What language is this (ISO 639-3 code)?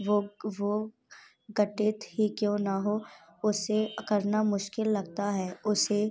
hin